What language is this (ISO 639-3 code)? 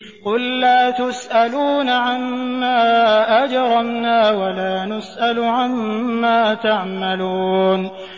ara